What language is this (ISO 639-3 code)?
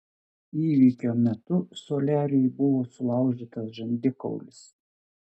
lit